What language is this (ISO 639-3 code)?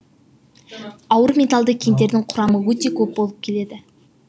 kaz